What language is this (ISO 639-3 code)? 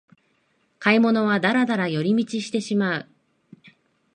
jpn